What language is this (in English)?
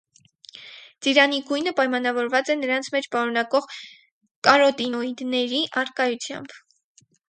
Armenian